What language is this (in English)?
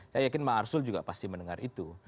Indonesian